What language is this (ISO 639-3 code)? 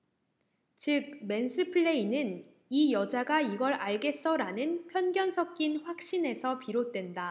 kor